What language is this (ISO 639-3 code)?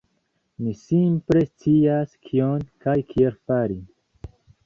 epo